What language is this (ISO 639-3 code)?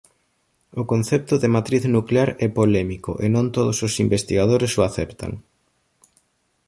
glg